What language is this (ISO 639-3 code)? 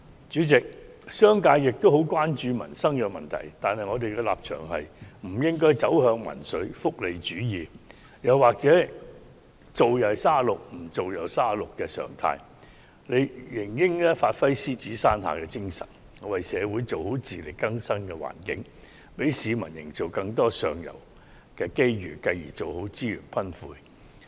yue